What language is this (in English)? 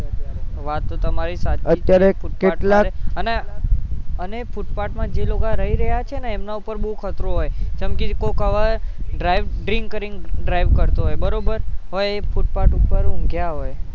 Gujarati